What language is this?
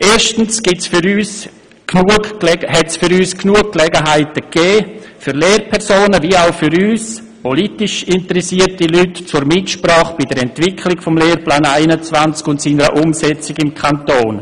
Swiss German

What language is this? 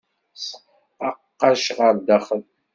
Kabyle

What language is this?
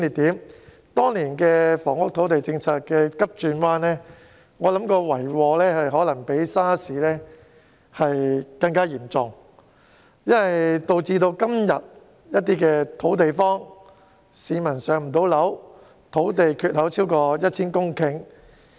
Cantonese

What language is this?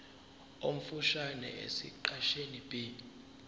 Zulu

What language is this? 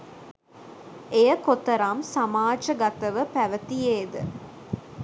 Sinhala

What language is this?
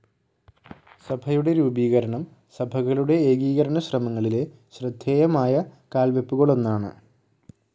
Malayalam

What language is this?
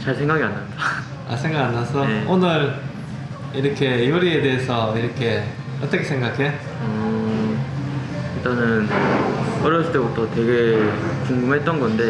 Korean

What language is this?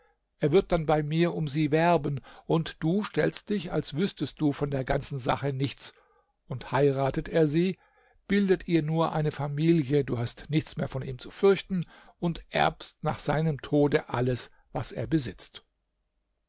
German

